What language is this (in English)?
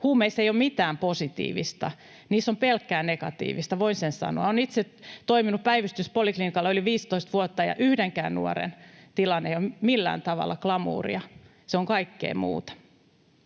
Finnish